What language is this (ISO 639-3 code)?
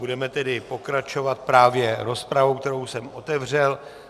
ces